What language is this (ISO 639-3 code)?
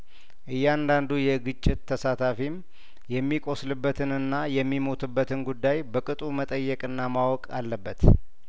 amh